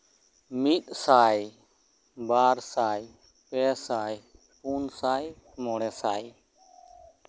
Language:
Santali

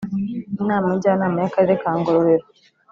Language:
Kinyarwanda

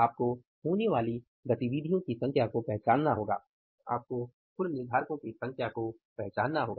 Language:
Hindi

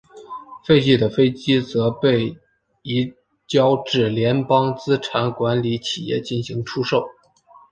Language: Chinese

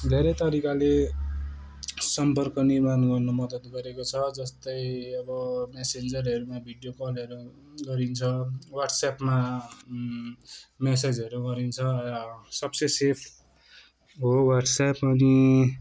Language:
Nepali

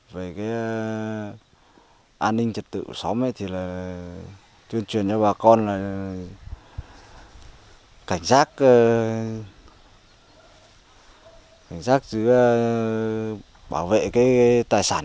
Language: Vietnamese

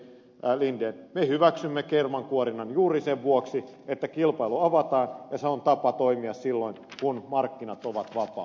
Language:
Finnish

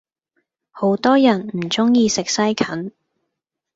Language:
Cantonese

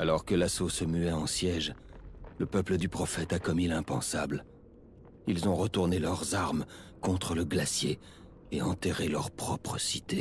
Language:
French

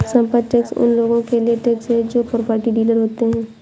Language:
Hindi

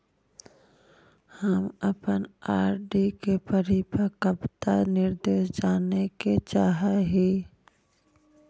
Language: Magahi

